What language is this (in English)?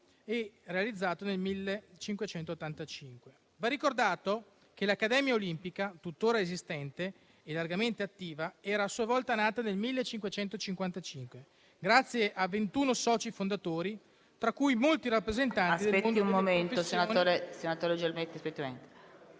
Italian